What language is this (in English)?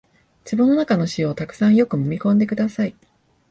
Japanese